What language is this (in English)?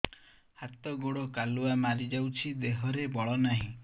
Odia